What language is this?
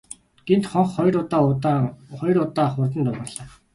Mongolian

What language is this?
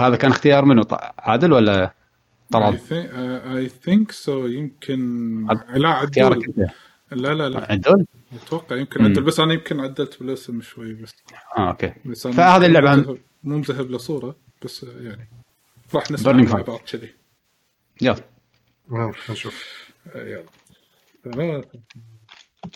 Arabic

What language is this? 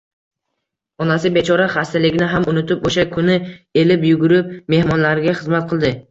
Uzbek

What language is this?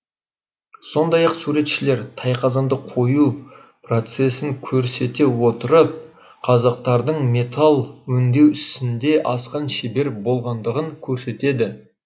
Kazakh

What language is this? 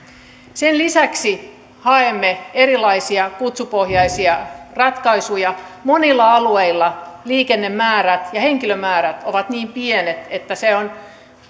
Finnish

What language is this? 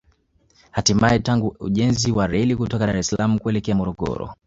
Swahili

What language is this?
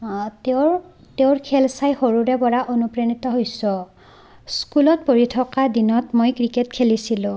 Assamese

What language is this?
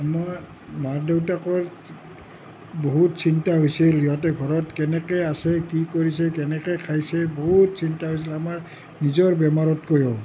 Assamese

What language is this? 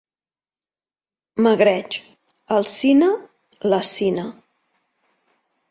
Catalan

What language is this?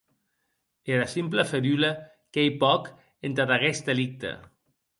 Occitan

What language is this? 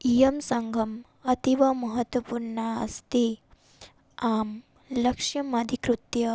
Sanskrit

